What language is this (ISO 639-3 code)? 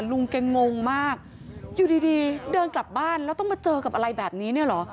tha